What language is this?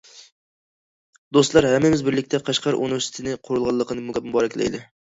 Uyghur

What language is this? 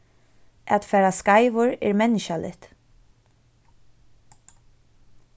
Faroese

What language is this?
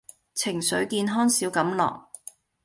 Cantonese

